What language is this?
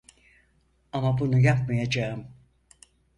Turkish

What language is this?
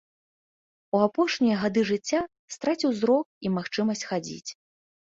Belarusian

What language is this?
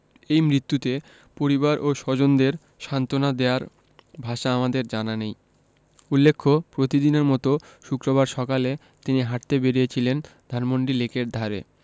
Bangla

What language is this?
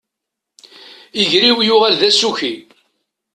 Kabyle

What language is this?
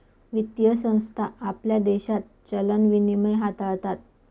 Marathi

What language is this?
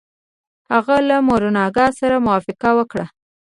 Pashto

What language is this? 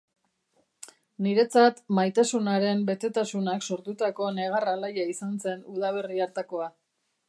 Basque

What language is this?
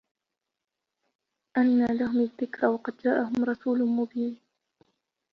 Arabic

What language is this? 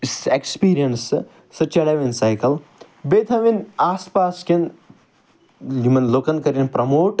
Kashmiri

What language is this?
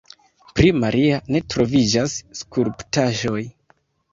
Esperanto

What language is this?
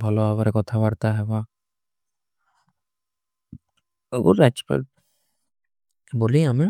Kui (India)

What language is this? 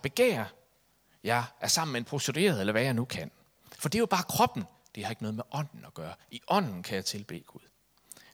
Danish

